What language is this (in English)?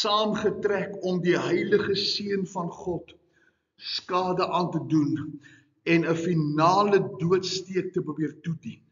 Dutch